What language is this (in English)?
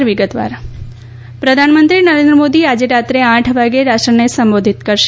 Gujarati